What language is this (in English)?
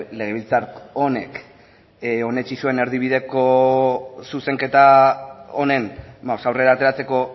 Basque